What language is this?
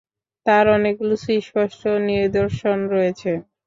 Bangla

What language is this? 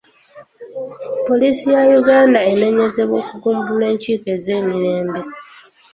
Ganda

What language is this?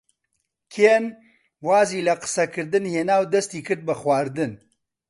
Central Kurdish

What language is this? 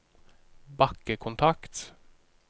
Norwegian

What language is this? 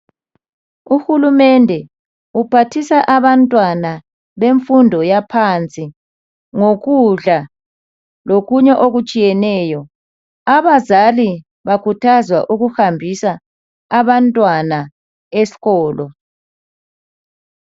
North Ndebele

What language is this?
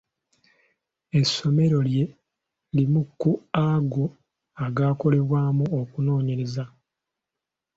Ganda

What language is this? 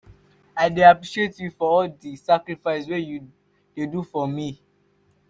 Nigerian Pidgin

